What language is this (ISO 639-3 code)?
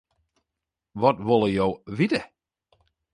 fry